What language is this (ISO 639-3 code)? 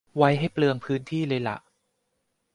tha